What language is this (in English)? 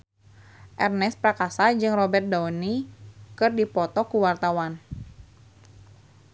Sundanese